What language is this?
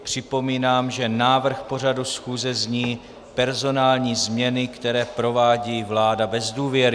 Czech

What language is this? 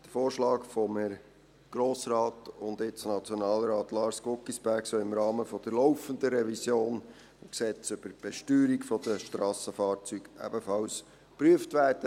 Swiss German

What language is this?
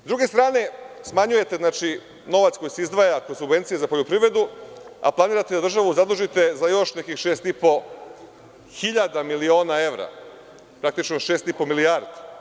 Serbian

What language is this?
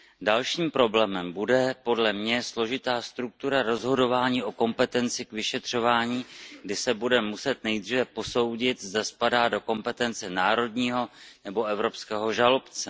Czech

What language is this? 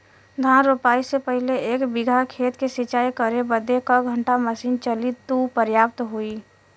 Bhojpuri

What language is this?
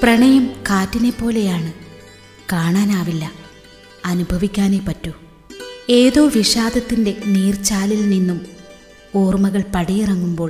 Malayalam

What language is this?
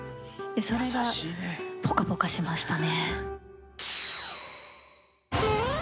Japanese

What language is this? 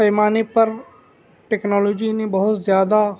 Urdu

